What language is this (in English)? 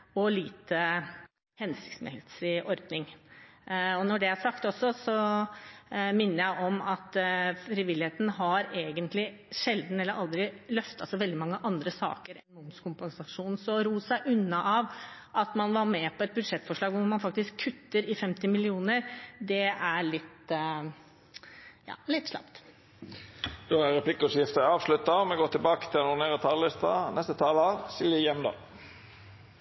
Norwegian